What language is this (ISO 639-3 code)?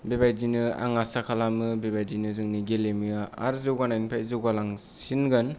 brx